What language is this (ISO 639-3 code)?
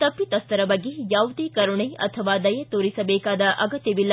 kan